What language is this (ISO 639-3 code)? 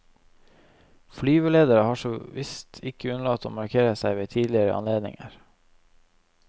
nor